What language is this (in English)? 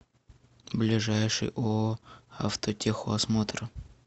Russian